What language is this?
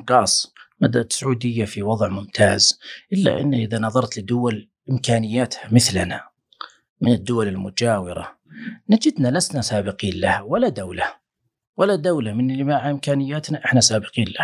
Arabic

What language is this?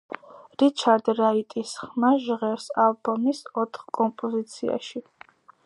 Georgian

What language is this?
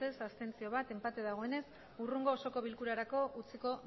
Basque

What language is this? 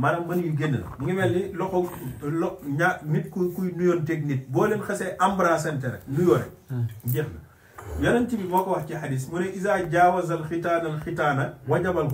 Arabic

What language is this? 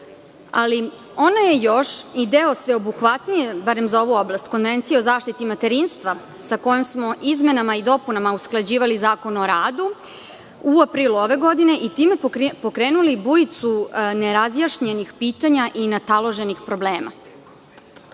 Serbian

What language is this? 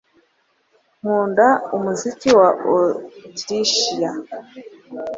Kinyarwanda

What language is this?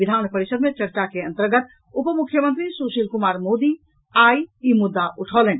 Maithili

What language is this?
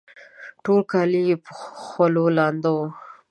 Pashto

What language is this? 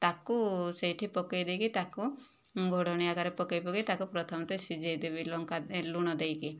Odia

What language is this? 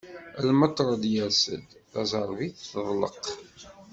Kabyle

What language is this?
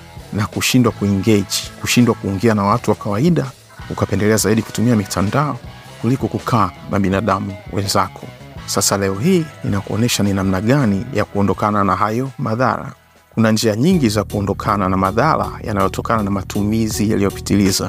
Swahili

